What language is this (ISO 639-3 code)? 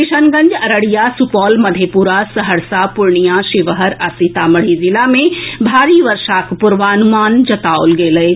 mai